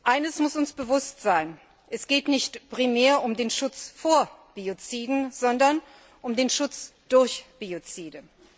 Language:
German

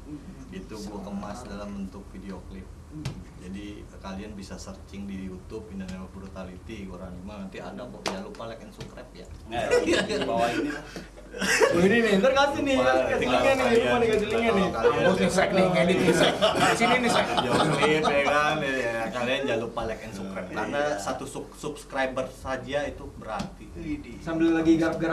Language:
Indonesian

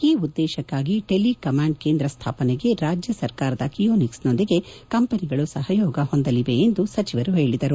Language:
Kannada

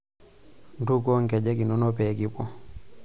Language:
Masai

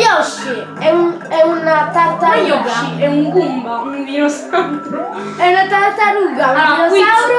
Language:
Italian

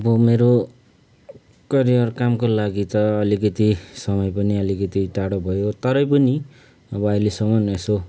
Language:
Nepali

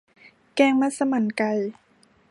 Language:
Thai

